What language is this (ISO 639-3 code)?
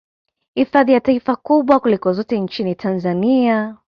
swa